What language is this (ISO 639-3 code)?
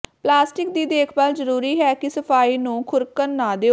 pan